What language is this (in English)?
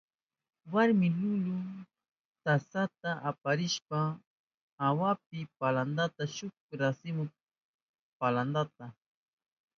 Southern Pastaza Quechua